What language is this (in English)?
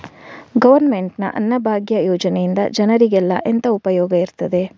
Kannada